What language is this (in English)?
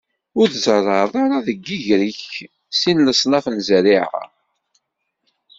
Kabyle